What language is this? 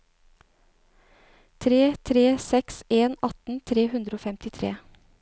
Norwegian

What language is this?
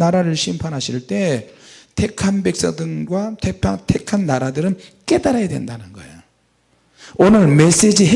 Korean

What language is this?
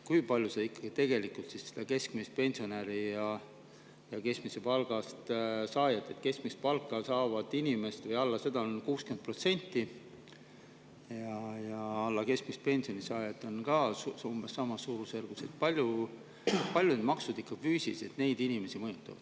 Estonian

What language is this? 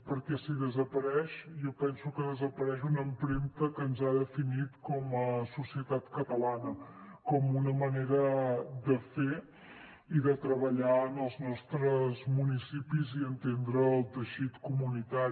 Catalan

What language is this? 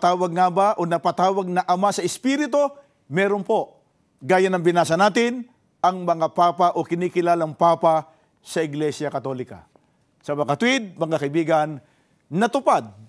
Filipino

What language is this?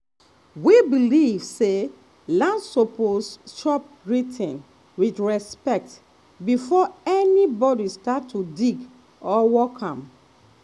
Nigerian Pidgin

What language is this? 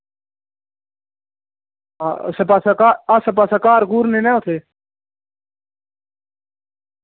Dogri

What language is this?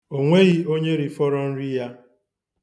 Igbo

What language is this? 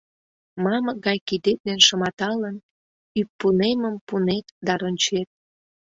Mari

